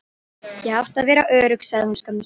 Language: Icelandic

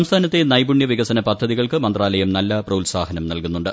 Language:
Malayalam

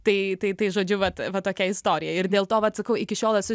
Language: Lithuanian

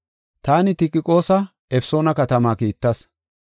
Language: Gofa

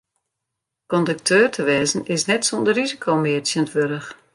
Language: Western Frisian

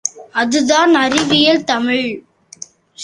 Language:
Tamil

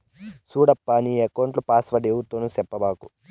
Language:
Telugu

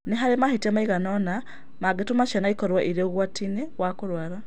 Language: Kikuyu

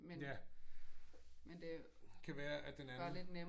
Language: Danish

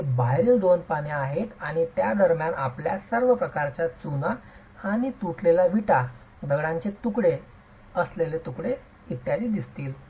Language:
Marathi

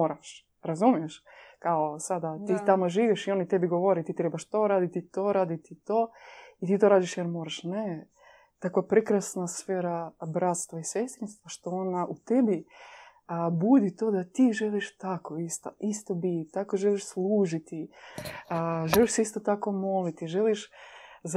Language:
Croatian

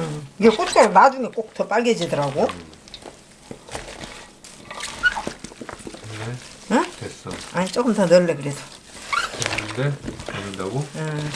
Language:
Korean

